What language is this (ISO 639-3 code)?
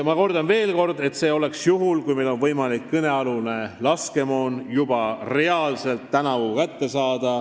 est